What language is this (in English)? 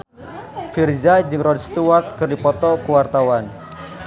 Sundanese